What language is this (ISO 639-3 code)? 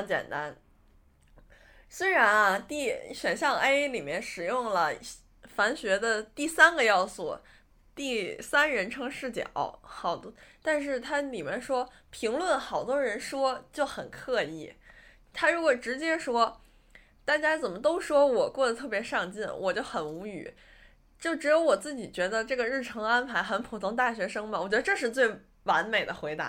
zho